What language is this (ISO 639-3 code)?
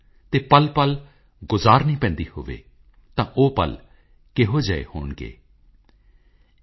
pan